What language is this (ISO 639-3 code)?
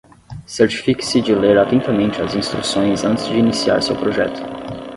por